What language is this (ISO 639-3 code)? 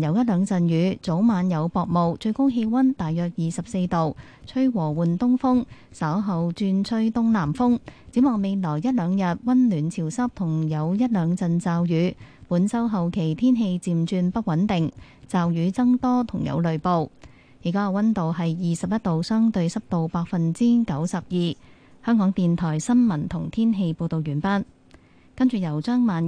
zho